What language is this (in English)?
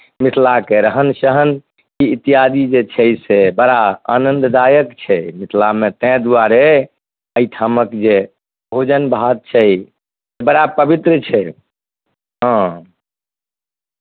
Maithili